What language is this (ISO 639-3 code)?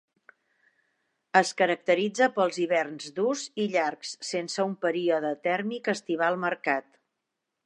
cat